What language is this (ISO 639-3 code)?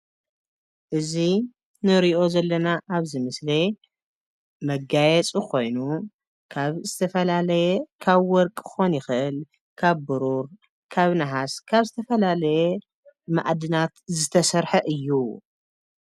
tir